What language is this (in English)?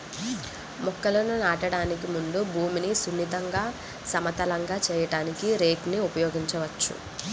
Telugu